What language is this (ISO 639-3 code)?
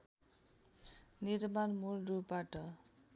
nep